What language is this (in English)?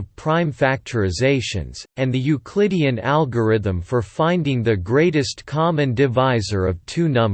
English